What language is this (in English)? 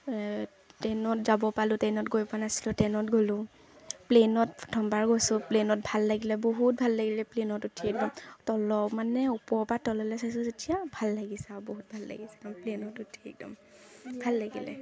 Assamese